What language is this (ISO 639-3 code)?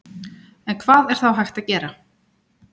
isl